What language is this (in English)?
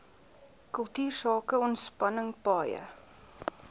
Afrikaans